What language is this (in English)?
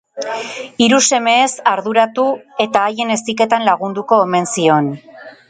Basque